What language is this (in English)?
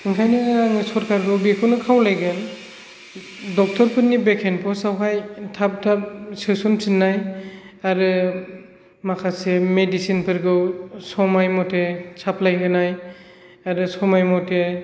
Bodo